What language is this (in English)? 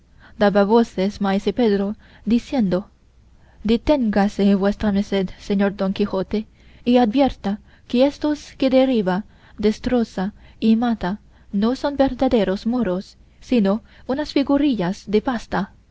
Spanish